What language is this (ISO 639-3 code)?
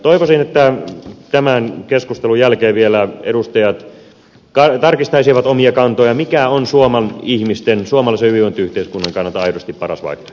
fin